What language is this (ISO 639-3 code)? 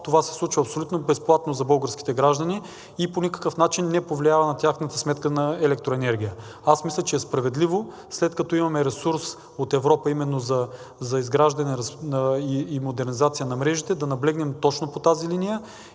bul